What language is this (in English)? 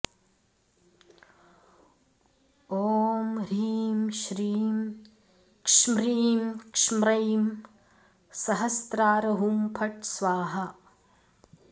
Sanskrit